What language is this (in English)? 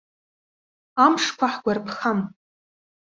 Abkhazian